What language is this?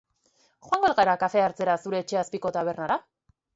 Basque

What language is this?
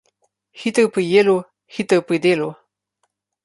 Slovenian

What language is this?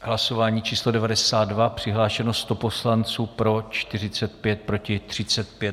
Czech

